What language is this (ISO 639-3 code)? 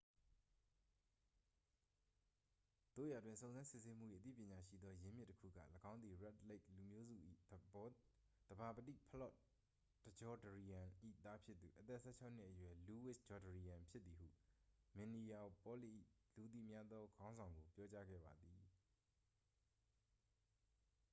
mya